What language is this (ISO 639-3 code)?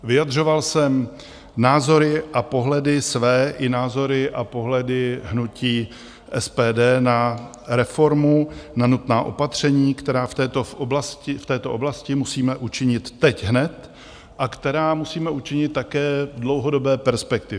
ces